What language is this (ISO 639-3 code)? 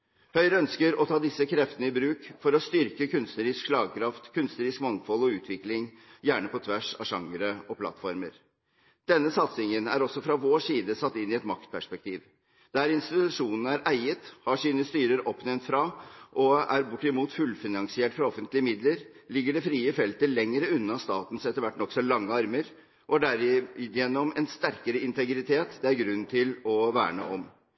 nob